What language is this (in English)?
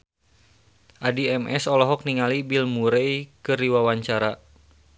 Sundanese